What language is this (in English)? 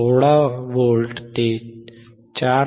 Marathi